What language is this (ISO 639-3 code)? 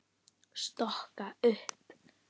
isl